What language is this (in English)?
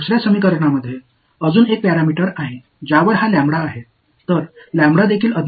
Tamil